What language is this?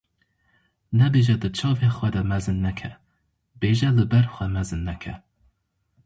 Kurdish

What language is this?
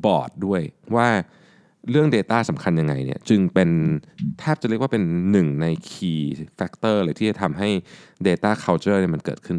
Thai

